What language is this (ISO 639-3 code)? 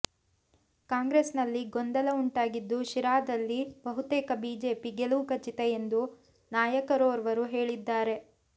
kan